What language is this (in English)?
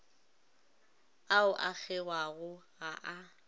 Northern Sotho